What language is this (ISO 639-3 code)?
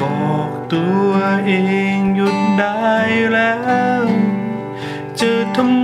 tha